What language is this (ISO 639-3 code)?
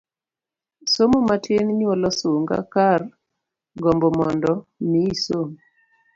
luo